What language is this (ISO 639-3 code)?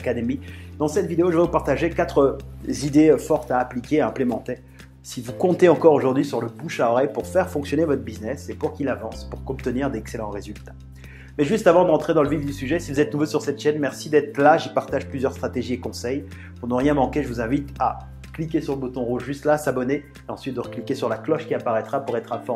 fra